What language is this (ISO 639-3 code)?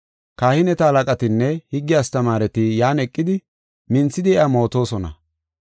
gof